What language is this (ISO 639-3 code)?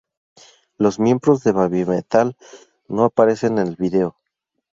spa